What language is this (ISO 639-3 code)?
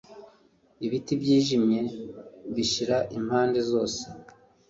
kin